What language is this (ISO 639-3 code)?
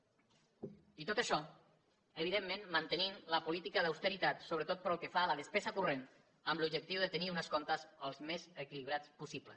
cat